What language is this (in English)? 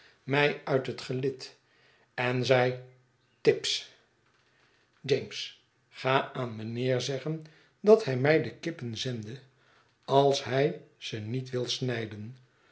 Dutch